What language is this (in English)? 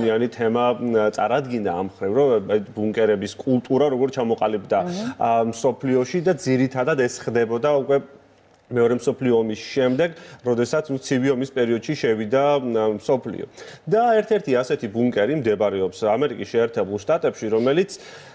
Romanian